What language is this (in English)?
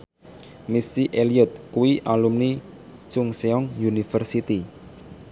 Javanese